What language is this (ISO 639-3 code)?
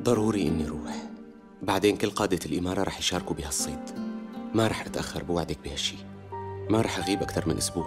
ara